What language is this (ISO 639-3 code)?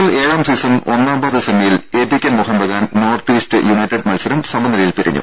mal